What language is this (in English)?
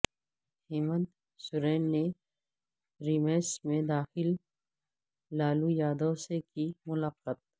Urdu